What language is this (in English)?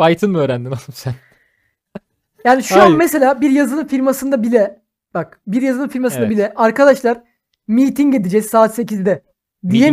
Turkish